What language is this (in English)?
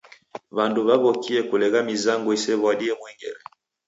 Taita